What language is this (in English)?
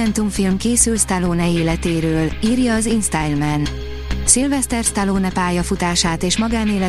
Hungarian